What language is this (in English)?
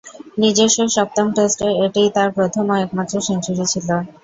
Bangla